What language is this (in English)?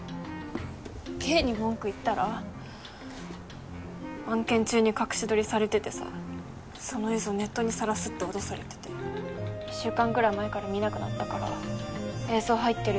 Japanese